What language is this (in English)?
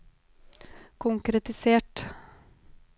Norwegian